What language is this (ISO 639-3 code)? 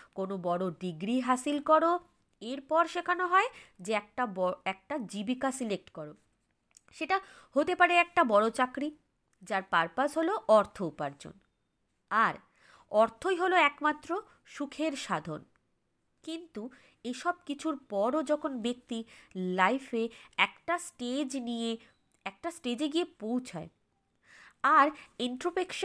ben